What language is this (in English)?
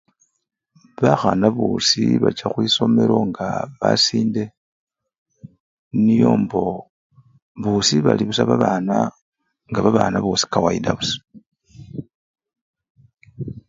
Luyia